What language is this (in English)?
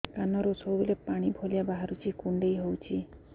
Odia